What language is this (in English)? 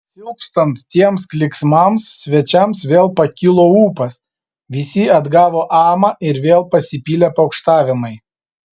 Lithuanian